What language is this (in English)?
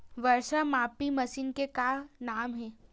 Chhattisgarhi